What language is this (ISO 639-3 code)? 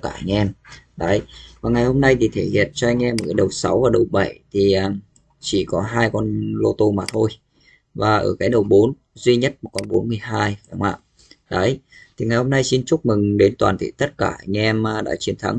vie